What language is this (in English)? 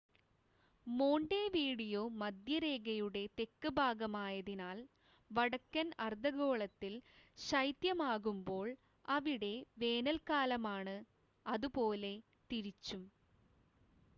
Malayalam